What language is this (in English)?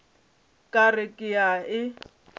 Northern Sotho